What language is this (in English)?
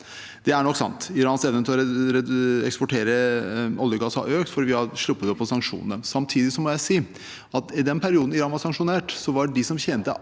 Norwegian